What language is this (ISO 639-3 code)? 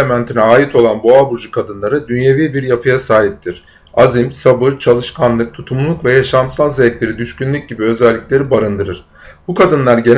tur